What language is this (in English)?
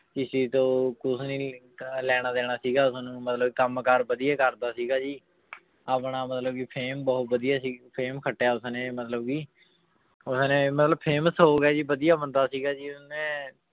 Punjabi